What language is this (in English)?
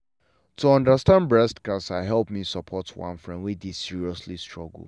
Nigerian Pidgin